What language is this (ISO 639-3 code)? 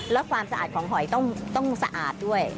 tha